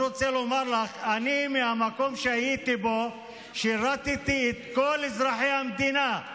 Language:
Hebrew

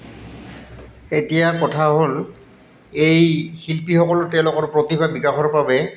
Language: Assamese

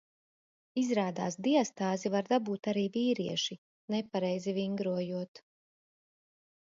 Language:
Latvian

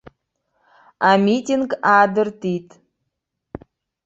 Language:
Abkhazian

